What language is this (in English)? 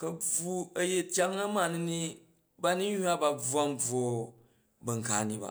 Jju